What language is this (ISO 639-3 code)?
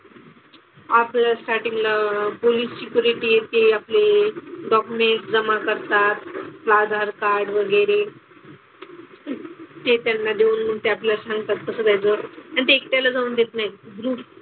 mar